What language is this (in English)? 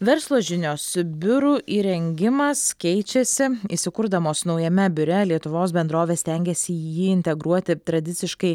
Lithuanian